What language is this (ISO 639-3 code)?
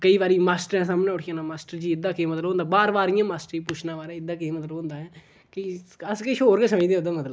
doi